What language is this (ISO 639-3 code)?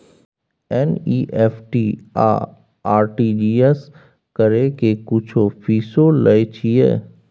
mai